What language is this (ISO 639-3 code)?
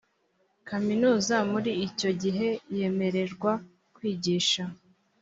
kin